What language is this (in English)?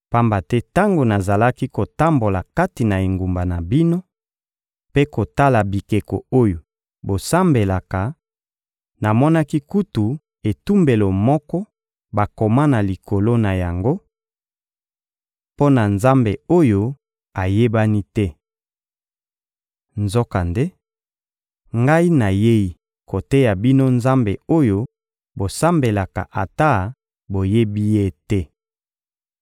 Lingala